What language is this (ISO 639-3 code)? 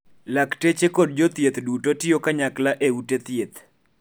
luo